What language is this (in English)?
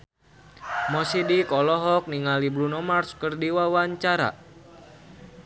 Sundanese